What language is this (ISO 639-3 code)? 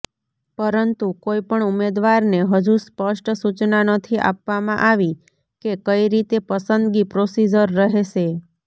guj